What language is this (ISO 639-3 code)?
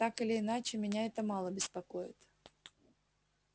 rus